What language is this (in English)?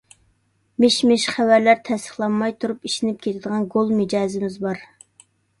Uyghur